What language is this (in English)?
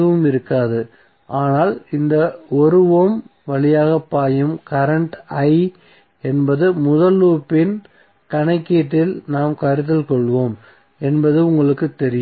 Tamil